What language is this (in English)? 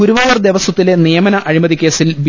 Malayalam